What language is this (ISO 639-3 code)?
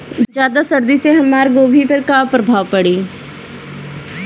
bho